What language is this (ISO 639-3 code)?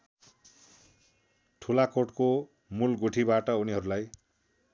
nep